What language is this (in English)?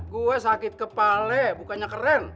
Indonesian